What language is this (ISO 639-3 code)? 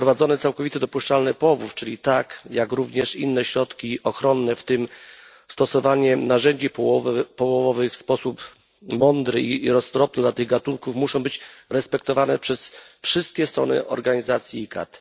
pol